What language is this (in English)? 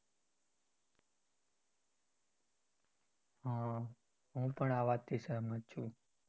Gujarati